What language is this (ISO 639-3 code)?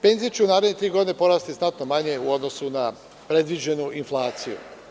srp